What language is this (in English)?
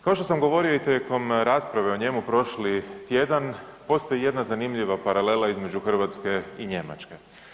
Croatian